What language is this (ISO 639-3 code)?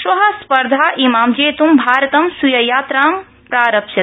san